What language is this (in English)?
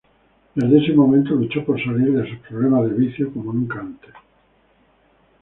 Spanish